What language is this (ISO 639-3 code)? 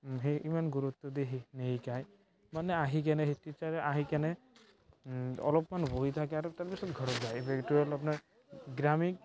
asm